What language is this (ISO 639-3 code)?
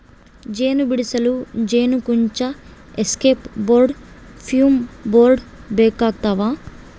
kan